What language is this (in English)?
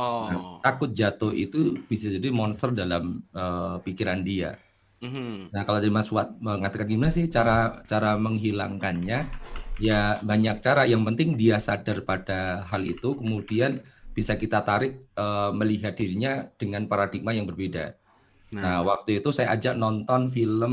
Indonesian